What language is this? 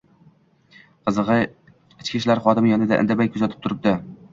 Uzbek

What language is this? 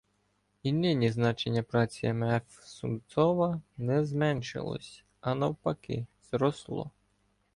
Ukrainian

